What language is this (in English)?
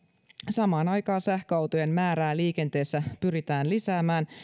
Finnish